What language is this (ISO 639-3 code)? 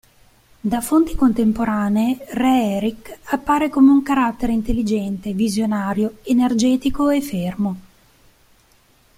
ita